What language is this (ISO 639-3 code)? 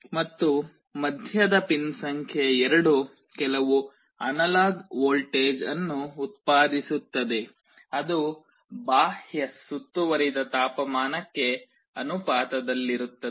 kan